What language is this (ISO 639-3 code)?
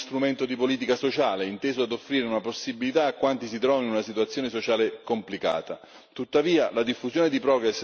ita